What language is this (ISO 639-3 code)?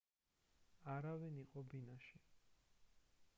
kat